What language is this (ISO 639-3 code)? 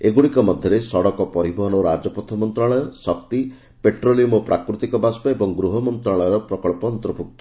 ori